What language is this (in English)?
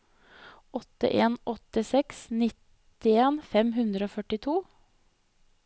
Norwegian